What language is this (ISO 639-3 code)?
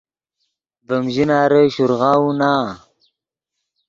ydg